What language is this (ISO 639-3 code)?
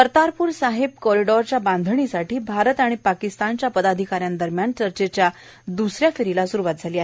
mar